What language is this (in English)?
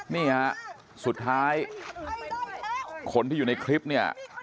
Thai